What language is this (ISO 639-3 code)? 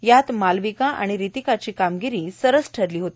mar